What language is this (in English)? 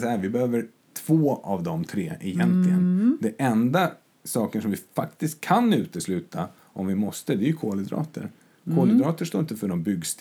Swedish